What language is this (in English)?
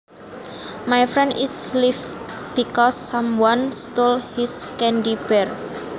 Javanese